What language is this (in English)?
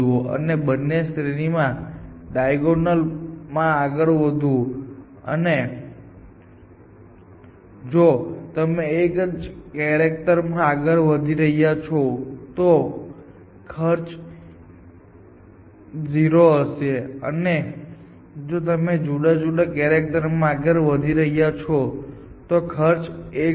Gujarati